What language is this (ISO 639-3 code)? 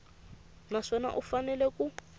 tso